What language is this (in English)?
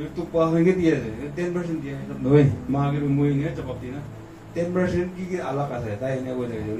Korean